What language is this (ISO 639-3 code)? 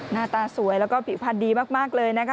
tha